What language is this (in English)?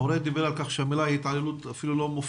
Hebrew